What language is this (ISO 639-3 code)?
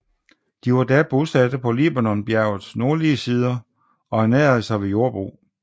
dan